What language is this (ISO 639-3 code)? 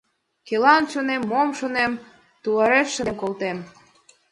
chm